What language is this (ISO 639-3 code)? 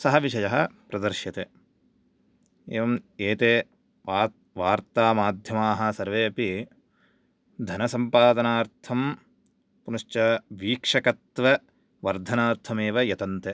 san